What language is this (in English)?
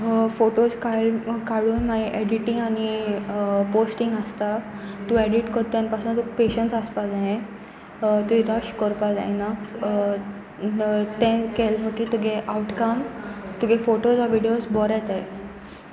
Konkani